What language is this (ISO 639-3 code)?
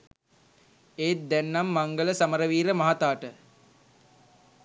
sin